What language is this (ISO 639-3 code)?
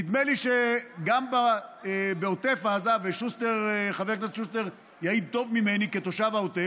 heb